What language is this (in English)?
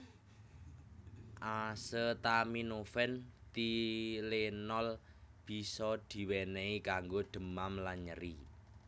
Javanese